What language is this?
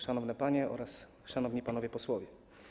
Polish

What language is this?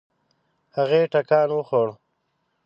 Pashto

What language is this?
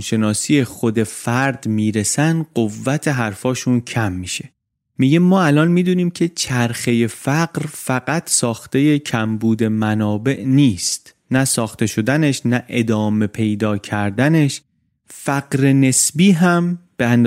Persian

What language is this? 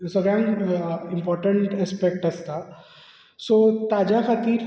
Konkani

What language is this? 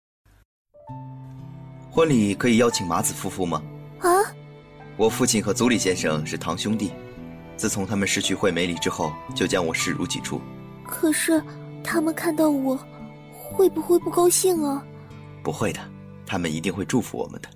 Chinese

